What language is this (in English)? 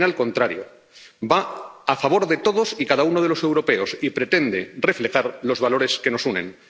Spanish